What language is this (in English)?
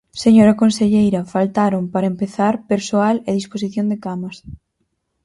Galician